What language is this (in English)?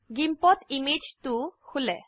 Assamese